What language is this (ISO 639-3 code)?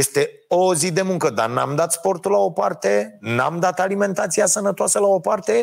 ron